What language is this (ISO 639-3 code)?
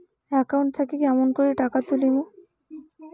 ben